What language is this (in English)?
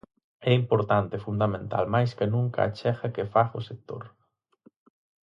Galician